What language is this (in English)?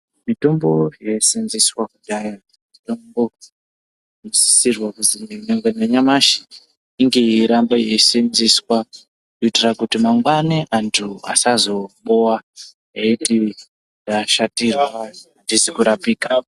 Ndau